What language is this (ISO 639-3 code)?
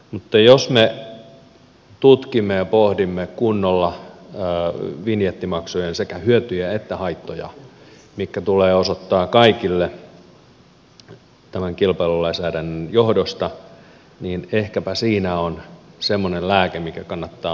fin